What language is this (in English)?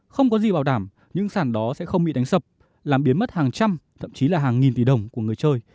Vietnamese